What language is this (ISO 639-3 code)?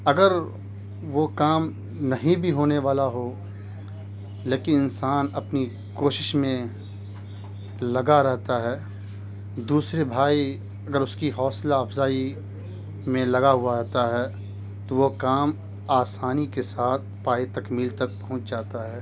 urd